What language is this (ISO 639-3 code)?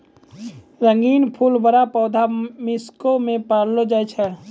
mai